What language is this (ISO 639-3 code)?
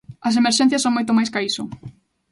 glg